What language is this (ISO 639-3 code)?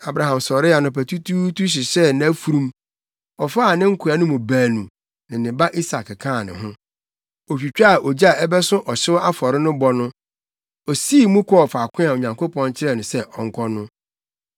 aka